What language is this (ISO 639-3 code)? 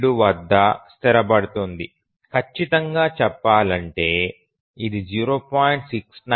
tel